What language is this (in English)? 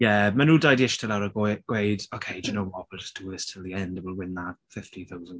Welsh